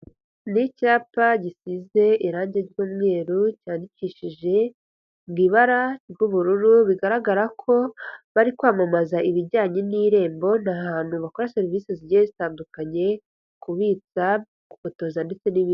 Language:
Kinyarwanda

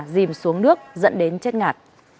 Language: Vietnamese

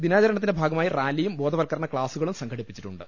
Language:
Malayalam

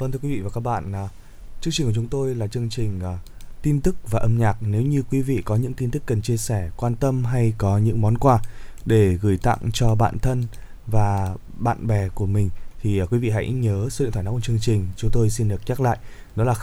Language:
Vietnamese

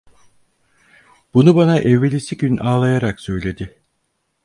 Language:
Turkish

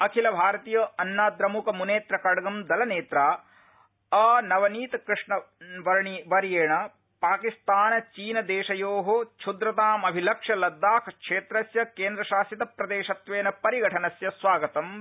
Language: Sanskrit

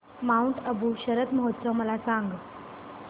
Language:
Marathi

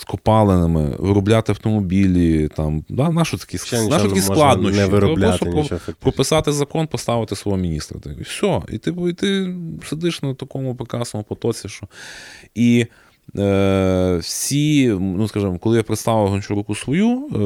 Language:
Ukrainian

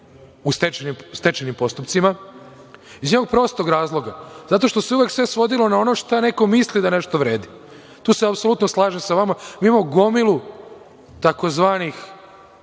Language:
Serbian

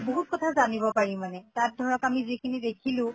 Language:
Assamese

